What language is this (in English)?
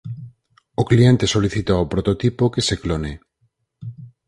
Galician